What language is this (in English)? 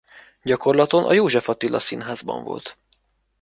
Hungarian